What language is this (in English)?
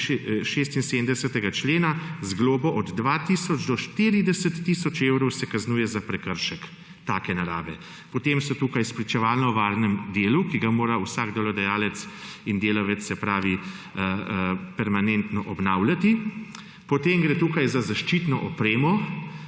Slovenian